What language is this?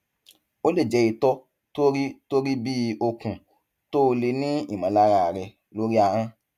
Yoruba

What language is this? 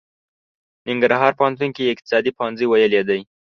Pashto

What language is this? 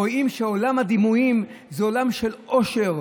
Hebrew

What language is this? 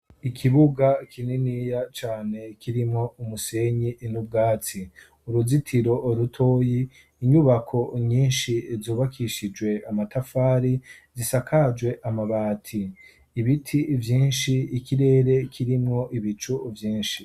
Rundi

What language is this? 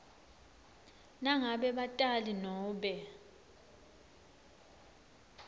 Swati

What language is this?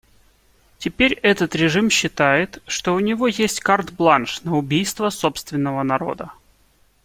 Russian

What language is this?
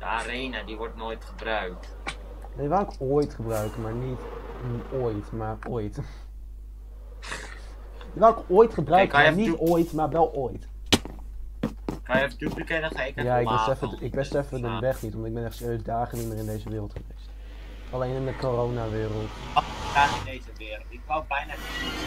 Dutch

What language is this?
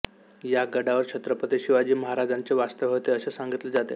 Marathi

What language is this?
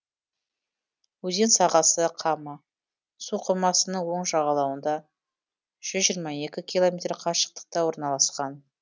Kazakh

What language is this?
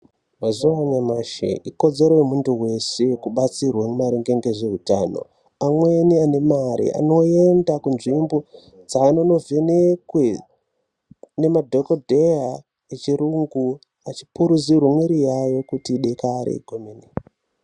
Ndau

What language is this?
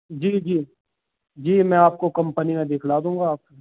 Urdu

